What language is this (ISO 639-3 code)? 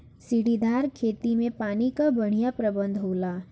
bho